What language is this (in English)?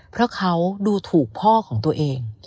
Thai